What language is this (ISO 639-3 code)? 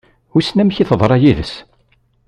kab